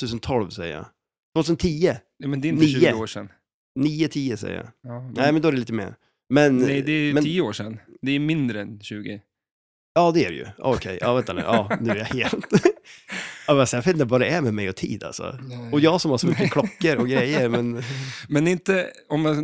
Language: Swedish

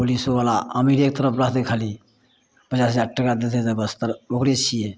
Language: Maithili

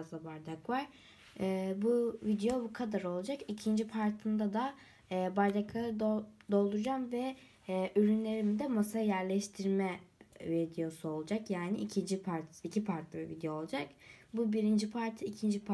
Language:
Turkish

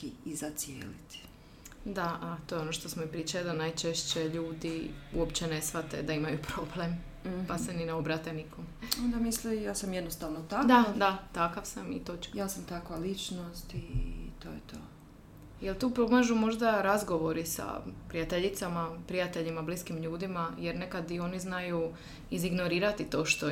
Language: Croatian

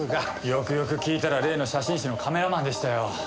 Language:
Japanese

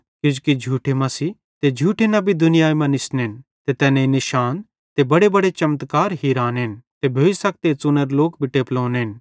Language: Bhadrawahi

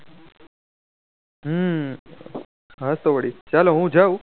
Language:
Gujarati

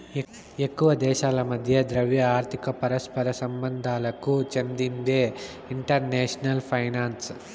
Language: Telugu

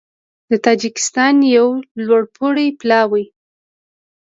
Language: Pashto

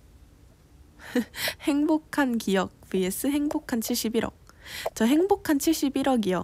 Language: Korean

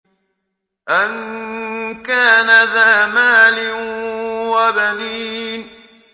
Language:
Arabic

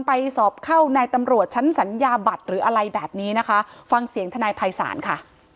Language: Thai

